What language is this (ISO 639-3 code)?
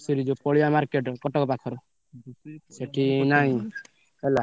ori